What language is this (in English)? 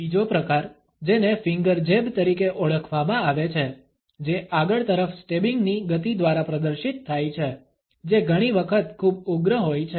Gujarati